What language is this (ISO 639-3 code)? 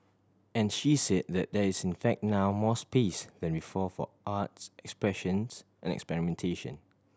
eng